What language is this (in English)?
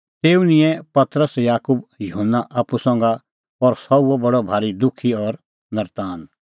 Kullu Pahari